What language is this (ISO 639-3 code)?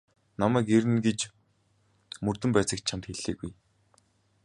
mon